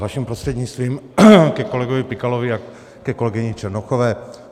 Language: Czech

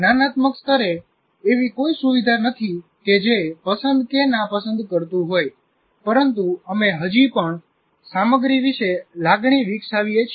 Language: Gujarati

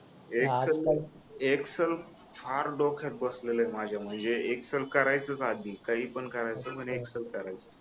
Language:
Marathi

